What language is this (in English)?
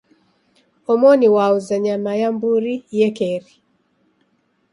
Taita